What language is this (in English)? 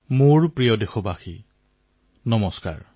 Assamese